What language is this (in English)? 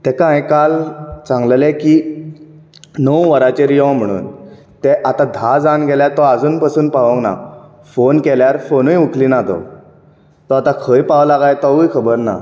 Konkani